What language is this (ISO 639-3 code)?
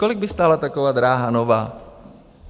ces